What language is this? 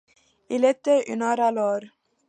French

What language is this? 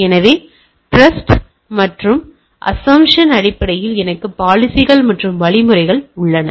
Tamil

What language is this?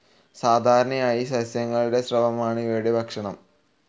Malayalam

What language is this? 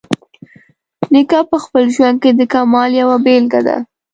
Pashto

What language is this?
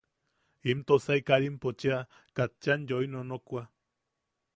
Yaqui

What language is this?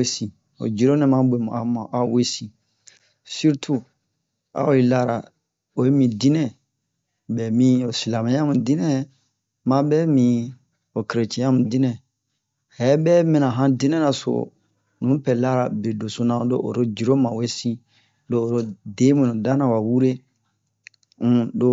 Bomu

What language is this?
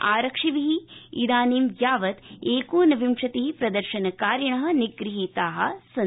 Sanskrit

